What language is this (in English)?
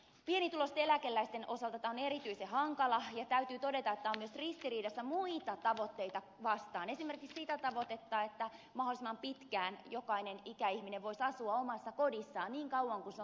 Finnish